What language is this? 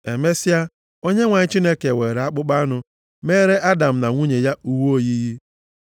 Igbo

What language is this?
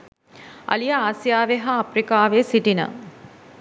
Sinhala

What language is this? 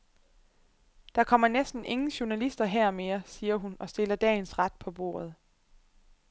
Danish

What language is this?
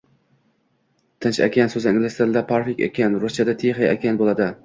Uzbek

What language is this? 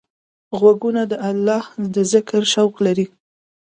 Pashto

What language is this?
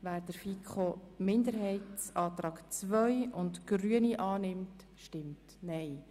Swiss German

